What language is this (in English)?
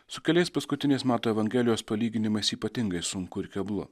Lithuanian